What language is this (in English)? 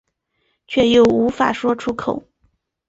Chinese